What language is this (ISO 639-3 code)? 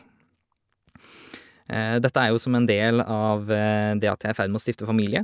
nor